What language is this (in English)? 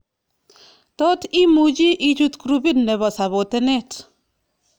Kalenjin